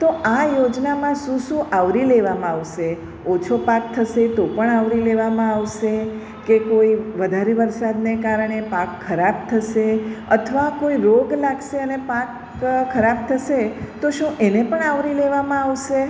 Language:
Gujarati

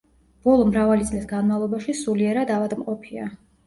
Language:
Georgian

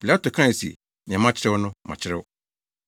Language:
Akan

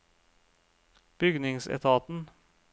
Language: Norwegian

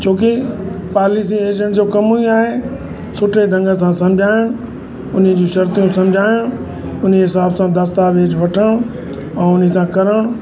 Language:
Sindhi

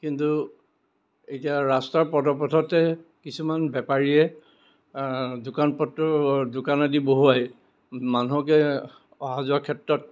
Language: Assamese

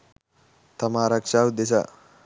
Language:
Sinhala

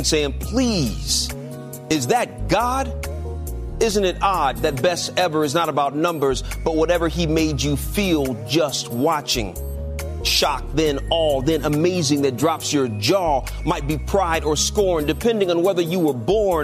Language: Persian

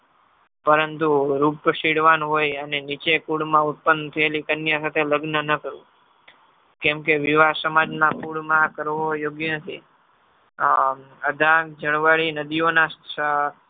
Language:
Gujarati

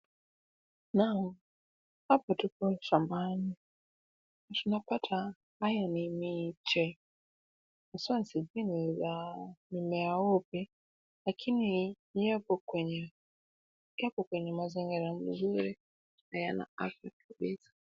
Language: Swahili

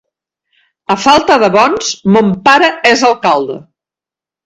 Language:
Catalan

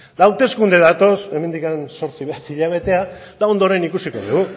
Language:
Basque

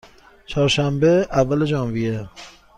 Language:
Persian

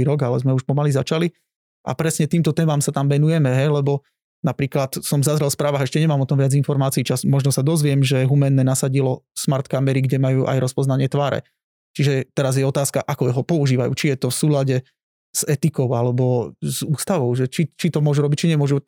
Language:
Slovak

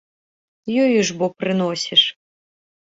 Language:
Belarusian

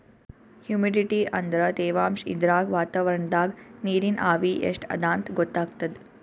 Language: Kannada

